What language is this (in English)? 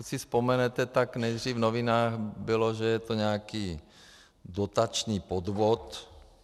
Czech